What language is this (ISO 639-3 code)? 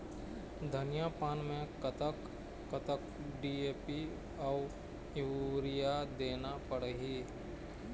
hne